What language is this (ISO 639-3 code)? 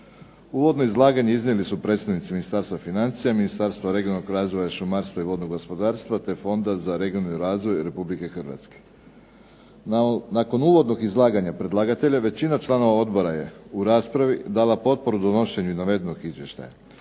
hrv